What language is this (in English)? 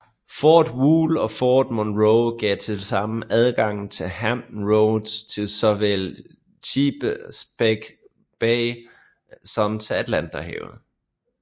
Danish